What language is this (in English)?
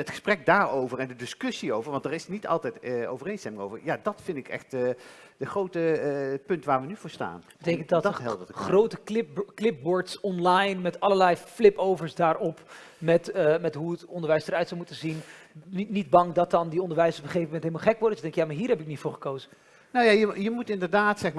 Dutch